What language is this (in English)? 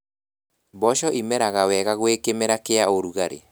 Kikuyu